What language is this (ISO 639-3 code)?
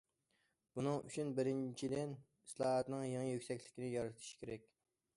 uig